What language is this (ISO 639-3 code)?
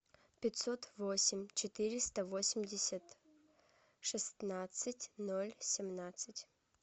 rus